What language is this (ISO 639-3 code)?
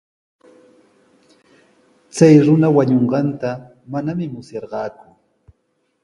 qws